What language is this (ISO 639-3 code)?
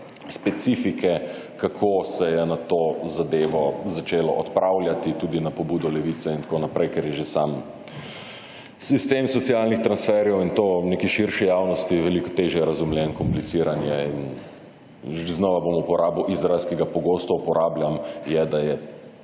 slv